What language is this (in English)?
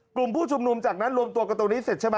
Thai